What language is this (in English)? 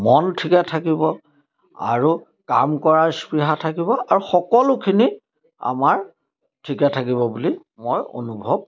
Assamese